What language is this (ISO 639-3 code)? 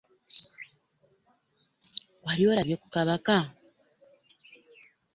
lug